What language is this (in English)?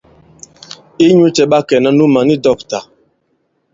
Bankon